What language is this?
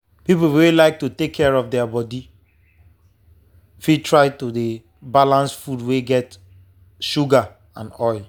Nigerian Pidgin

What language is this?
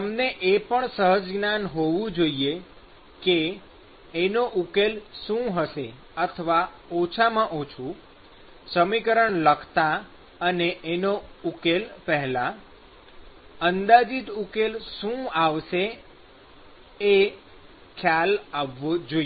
Gujarati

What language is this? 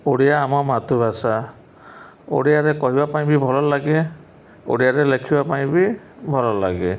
Odia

